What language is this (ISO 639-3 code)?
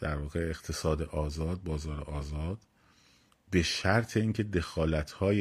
fas